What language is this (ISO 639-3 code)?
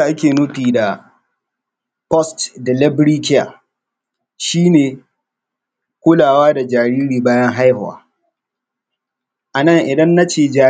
hau